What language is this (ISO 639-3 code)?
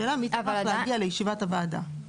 heb